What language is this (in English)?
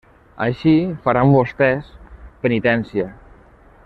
Catalan